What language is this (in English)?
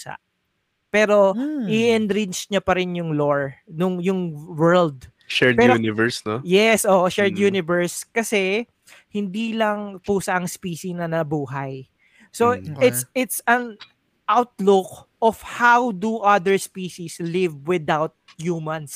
Filipino